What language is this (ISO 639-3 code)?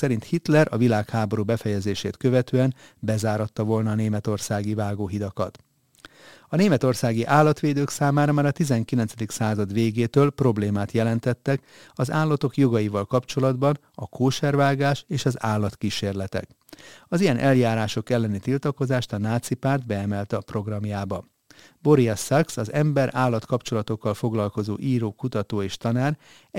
hun